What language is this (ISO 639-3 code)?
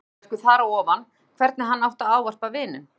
isl